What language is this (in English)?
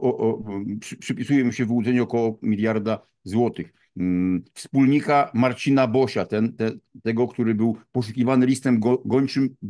Polish